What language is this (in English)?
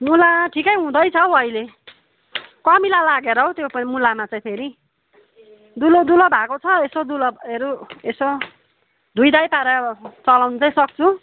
Nepali